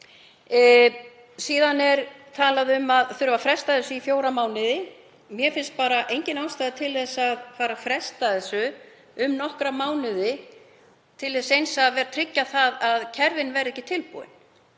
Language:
Icelandic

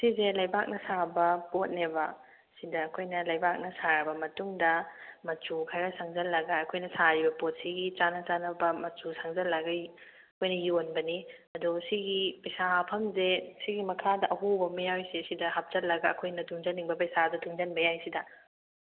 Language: Manipuri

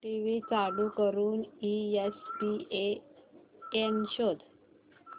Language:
Marathi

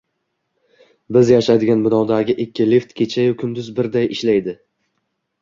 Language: Uzbek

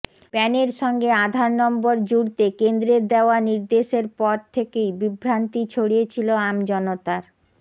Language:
Bangla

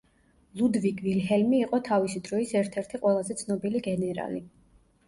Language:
Georgian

